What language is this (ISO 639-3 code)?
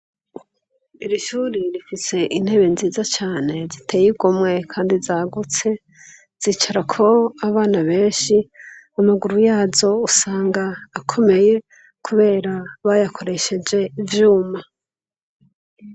run